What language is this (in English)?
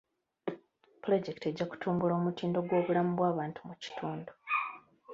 Ganda